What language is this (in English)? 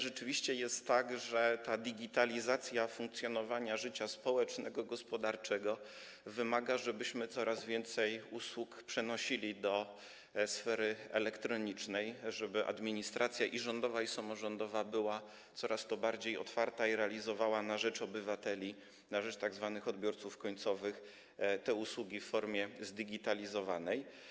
Polish